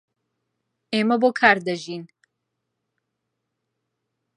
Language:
Central Kurdish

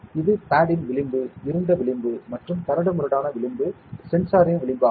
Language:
Tamil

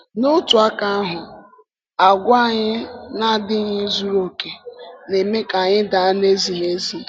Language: Igbo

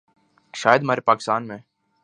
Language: Urdu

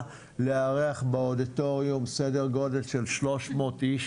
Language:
Hebrew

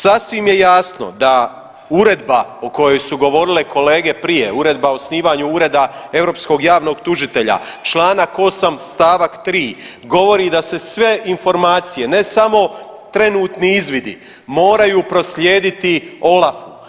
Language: Croatian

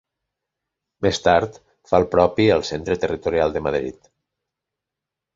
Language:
Catalan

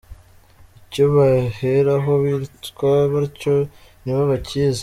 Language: Kinyarwanda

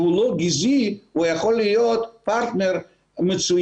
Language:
Hebrew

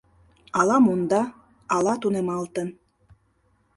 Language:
Mari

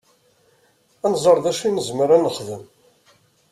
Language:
Kabyle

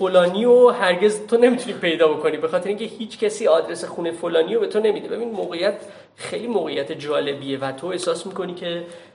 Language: Persian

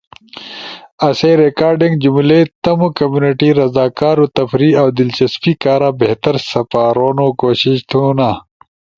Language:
Ushojo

